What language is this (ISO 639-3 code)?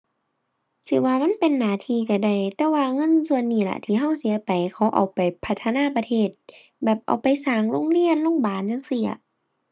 tha